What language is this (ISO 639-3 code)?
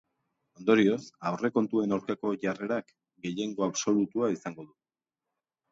eus